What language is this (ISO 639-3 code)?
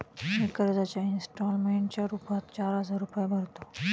mar